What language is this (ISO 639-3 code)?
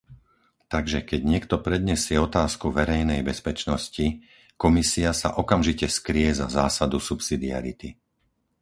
slk